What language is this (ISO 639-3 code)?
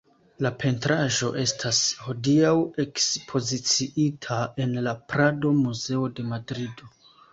epo